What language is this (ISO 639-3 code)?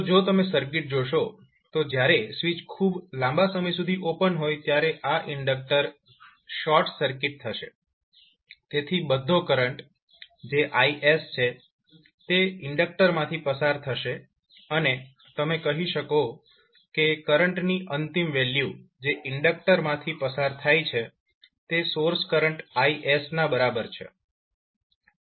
guj